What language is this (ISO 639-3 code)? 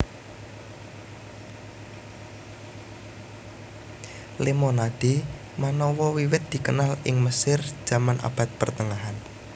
jav